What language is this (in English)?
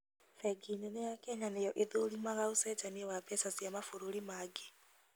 Kikuyu